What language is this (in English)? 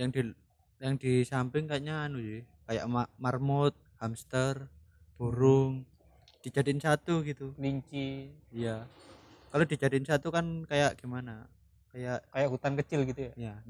Indonesian